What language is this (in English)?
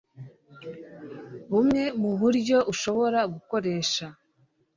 Kinyarwanda